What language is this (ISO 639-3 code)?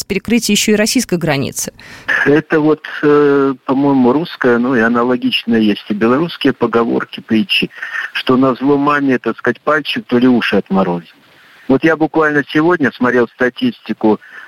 rus